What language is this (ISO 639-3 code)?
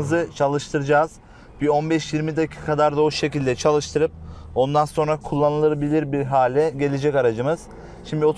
tur